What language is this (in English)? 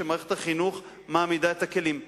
Hebrew